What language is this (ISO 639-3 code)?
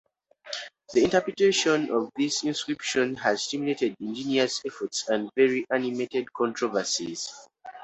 eng